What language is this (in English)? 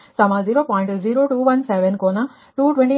Kannada